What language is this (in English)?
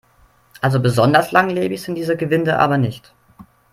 German